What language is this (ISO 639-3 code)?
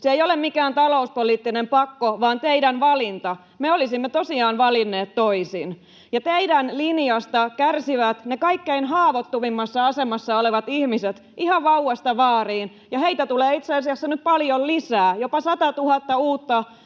fin